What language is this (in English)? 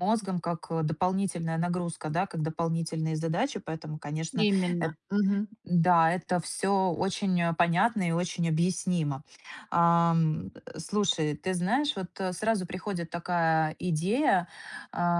Russian